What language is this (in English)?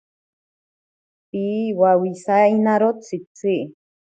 Ashéninka Perené